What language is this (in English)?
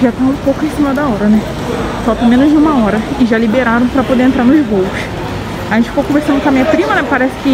Portuguese